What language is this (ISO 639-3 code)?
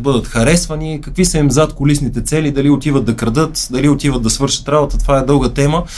bul